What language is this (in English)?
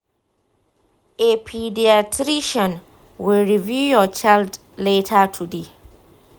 Hausa